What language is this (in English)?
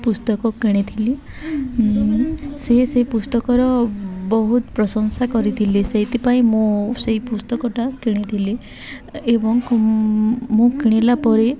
Odia